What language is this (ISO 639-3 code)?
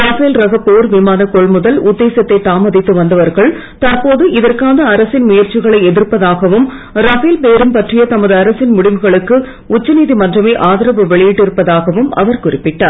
tam